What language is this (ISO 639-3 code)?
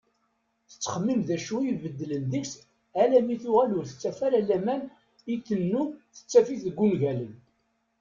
kab